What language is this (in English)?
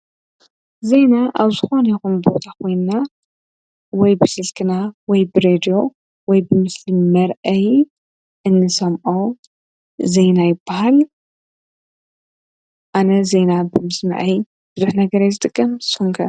Tigrinya